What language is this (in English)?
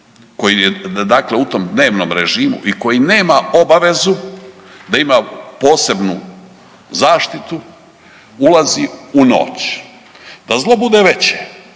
Croatian